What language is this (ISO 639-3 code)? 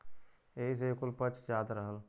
bho